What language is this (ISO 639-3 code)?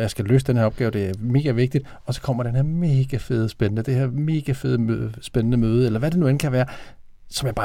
dan